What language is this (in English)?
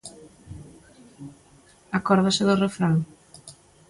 Galician